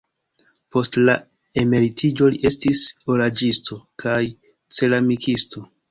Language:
Esperanto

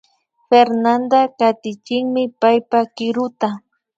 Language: Imbabura Highland Quichua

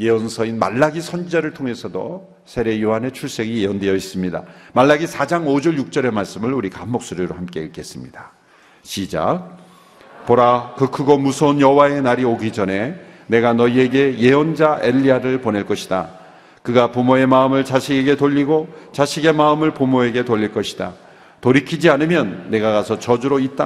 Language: Korean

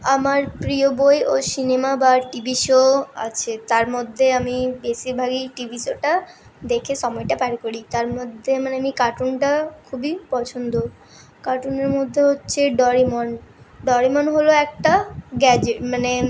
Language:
Bangla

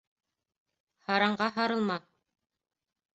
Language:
Bashkir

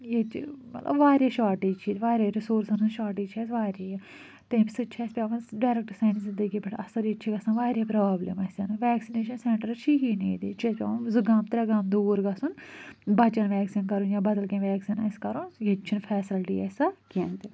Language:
Kashmiri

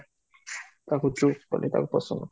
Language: Odia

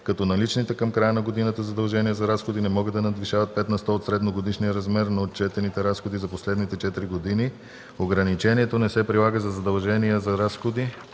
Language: Bulgarian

